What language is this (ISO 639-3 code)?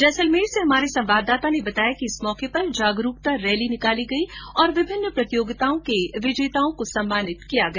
hin